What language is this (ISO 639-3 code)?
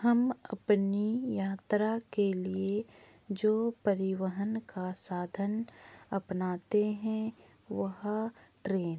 hin